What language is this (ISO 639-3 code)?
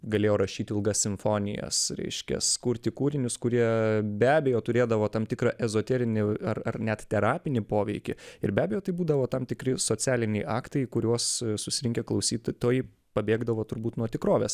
lit